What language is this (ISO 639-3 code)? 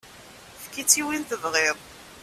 kab